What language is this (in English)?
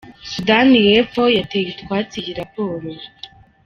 Kinyarwanda